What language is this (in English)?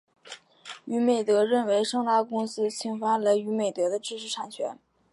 Chinese